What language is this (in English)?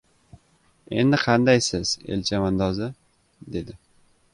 Uzbek